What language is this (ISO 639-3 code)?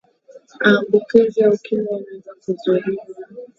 swa